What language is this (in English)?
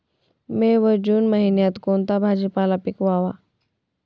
Marathi